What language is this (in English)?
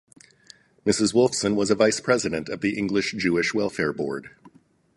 English